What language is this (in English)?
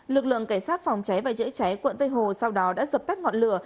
Vietnamese